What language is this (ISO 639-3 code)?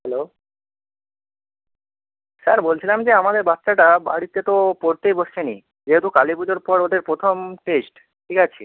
ben